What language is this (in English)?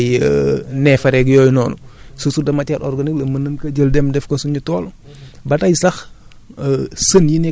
Wolof